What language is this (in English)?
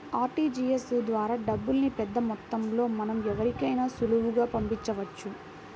Telugu